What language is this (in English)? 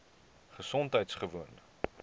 Afrikaans